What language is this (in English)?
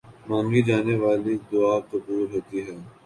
Urdu